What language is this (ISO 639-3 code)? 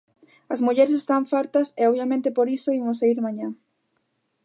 glg